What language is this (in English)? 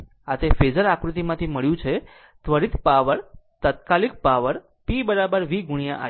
Gujarati